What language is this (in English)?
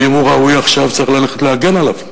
Hebrew